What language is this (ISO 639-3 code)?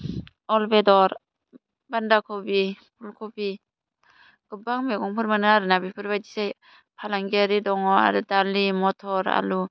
brx